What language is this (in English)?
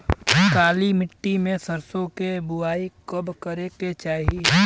Bhojpuri